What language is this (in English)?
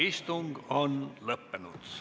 Estonian